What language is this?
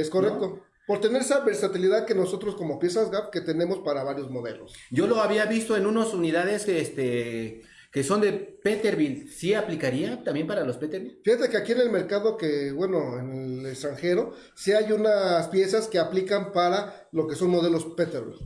Spanish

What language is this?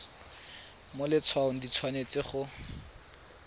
Tswana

